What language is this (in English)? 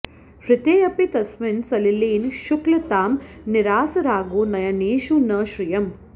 Sanskrit